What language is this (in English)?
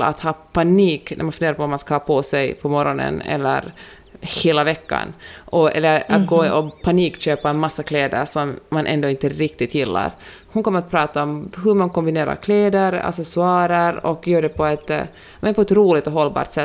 Swedish